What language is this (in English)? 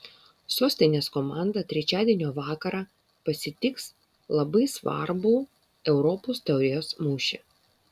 Lithuanian